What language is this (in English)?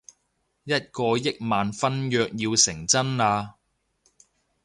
Cantonese